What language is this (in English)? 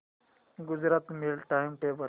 Marathi